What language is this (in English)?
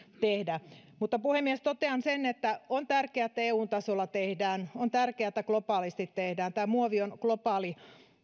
Finnish